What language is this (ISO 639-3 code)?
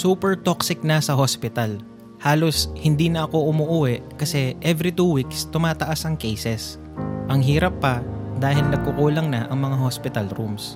fil